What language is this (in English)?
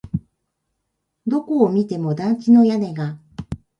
Japanese